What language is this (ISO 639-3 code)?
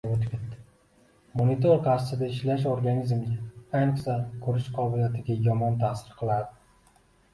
uzb